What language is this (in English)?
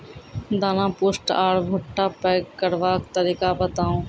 Maithili